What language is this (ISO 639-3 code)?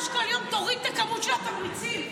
heb